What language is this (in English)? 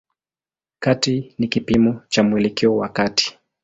Swahili